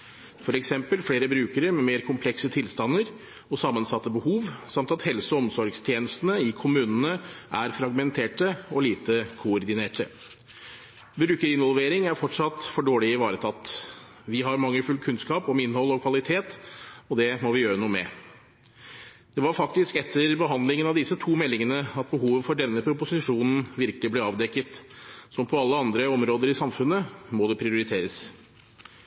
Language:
Norwegian Bokmål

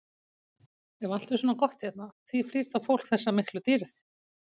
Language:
Icelandic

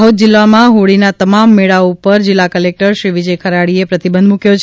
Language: Gujarati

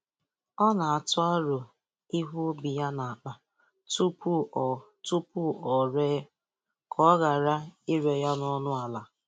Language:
Igbo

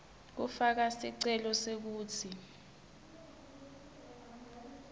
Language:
Swati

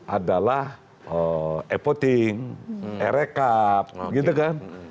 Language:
Indonesian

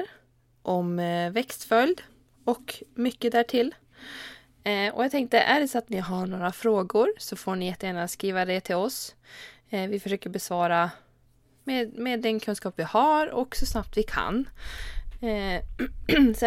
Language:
Swedish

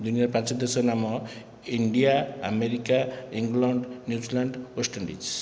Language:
Odia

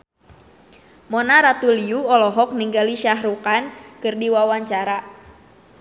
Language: Sundanese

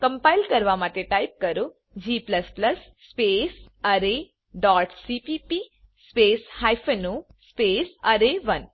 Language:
Gujarati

